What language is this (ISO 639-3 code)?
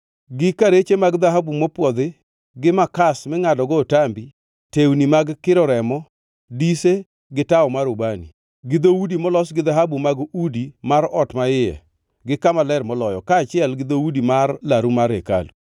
luo